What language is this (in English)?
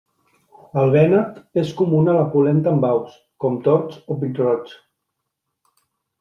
Catalan